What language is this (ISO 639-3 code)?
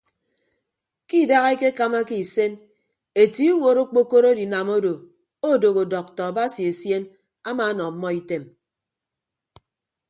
ibb